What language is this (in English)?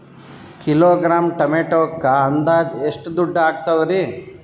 Kannada